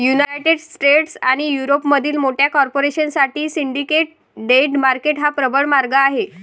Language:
Marathi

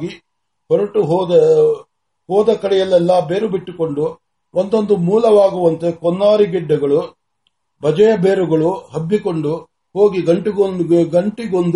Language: Marathi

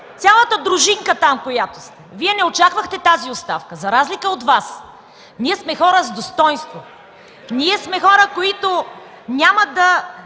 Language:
Bulgarian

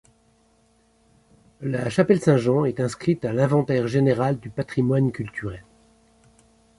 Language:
French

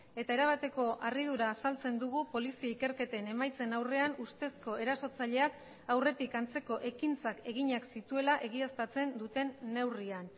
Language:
Basque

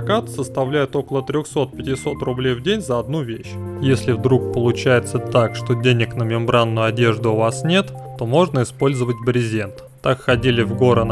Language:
Russian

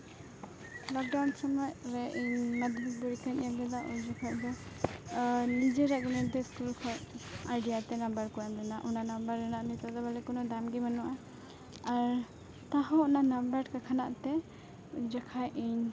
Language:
Santali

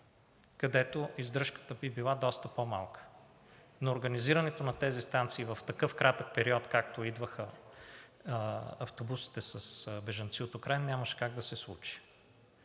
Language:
Bulgarian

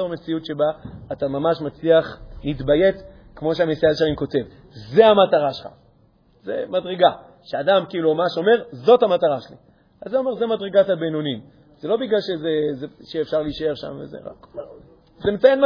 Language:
Hebrew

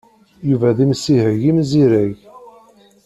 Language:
Kabyle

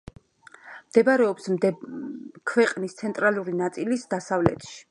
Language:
Georgian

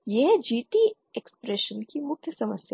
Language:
Hindi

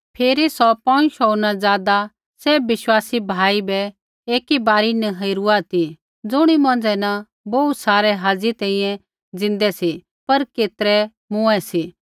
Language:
Kullu Pahari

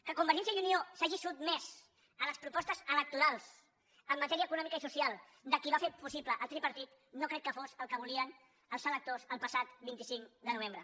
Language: Catalan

